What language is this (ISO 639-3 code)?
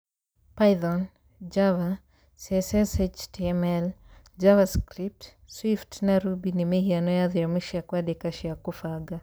kik